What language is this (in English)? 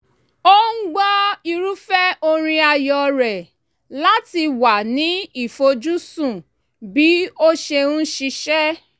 Yoruba